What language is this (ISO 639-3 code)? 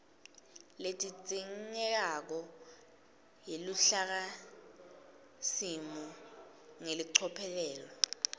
ssw